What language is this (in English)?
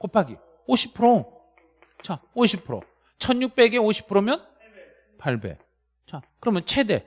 Korean